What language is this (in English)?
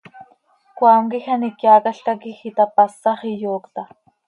Seri